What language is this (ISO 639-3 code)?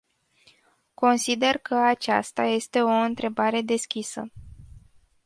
ron